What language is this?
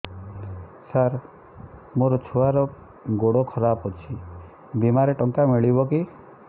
Odia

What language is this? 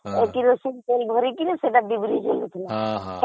Odia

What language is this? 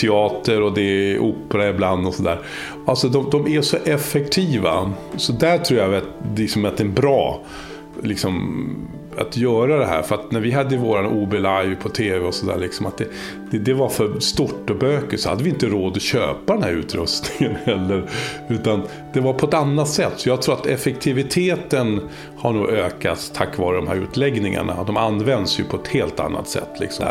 Swedish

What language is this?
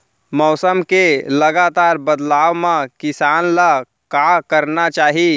Chhattisgarhi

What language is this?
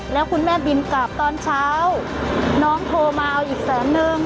Thai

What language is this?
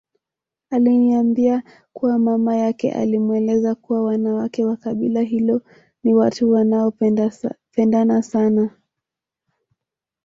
Swahili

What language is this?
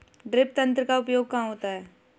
Hindi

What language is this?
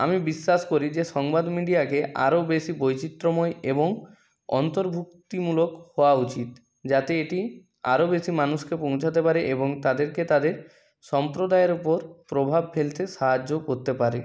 Bangla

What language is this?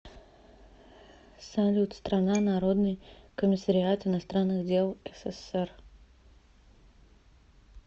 Russian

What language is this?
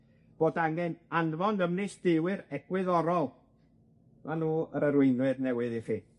Welsh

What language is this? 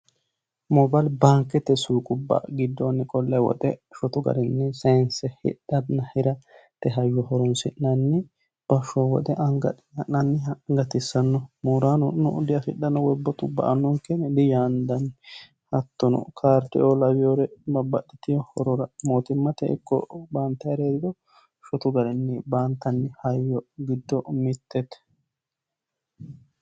Sidamo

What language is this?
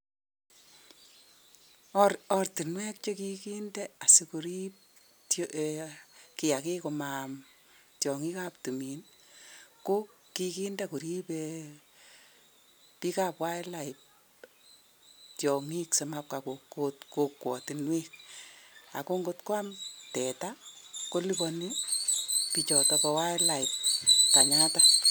Kalenjin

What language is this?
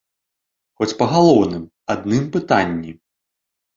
Belarusian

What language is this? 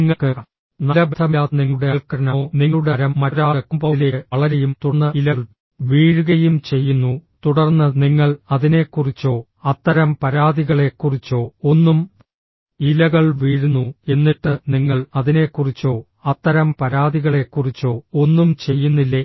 Malayalam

